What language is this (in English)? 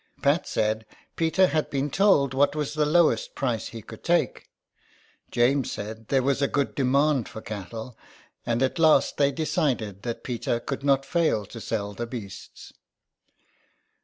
English